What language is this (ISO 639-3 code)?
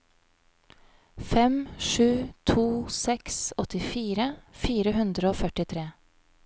nor